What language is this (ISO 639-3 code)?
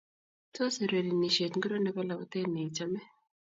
kln